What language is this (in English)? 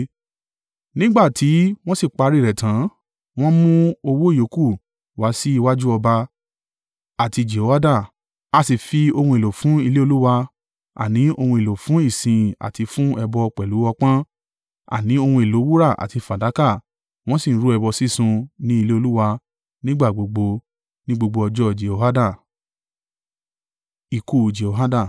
Yoruba